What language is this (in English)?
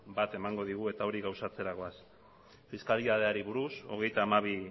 Basque